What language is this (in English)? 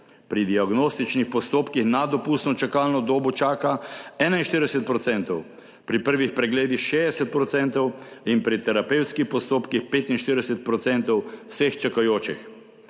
Slovenian